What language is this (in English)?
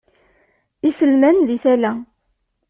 Kabyle